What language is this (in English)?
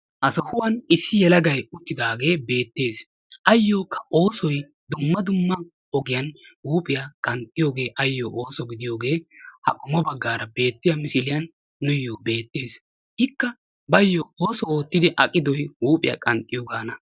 Wolaytta